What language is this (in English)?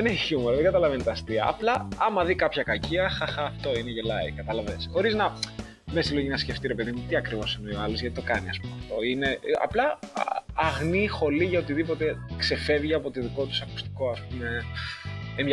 Greek